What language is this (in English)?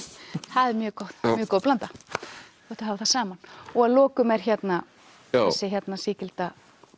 Icelandic